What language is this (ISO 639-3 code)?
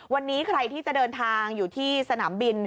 tha